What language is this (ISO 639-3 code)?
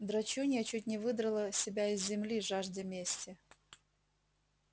rus